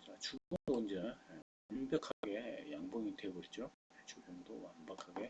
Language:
Korean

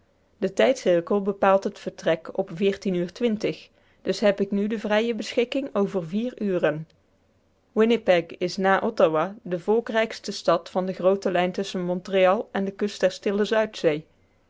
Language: Dutch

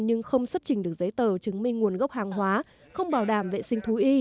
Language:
Vietnamese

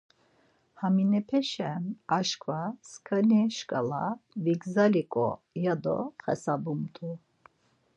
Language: Laz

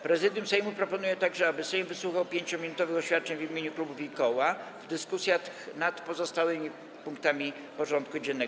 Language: Polish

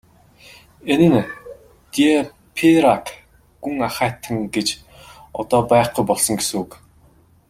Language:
Mongolian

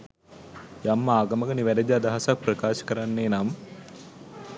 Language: Sinhala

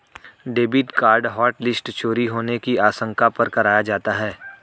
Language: Hindi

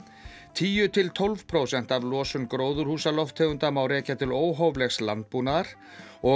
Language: Icelandic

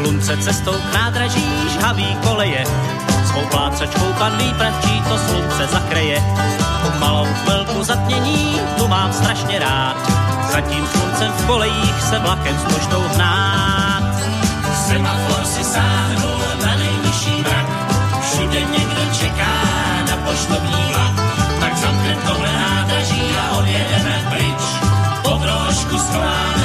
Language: Slovak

